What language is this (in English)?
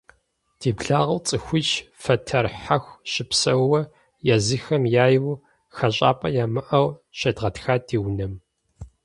Kabardian